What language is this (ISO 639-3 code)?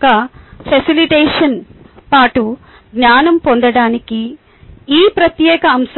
tel